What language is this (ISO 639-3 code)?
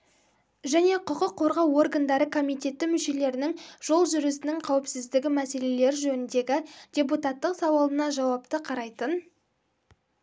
kaz